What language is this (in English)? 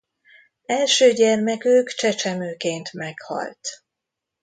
Hungarian